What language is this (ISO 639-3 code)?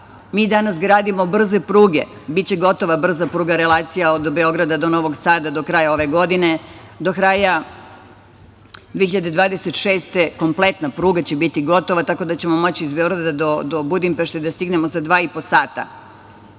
srp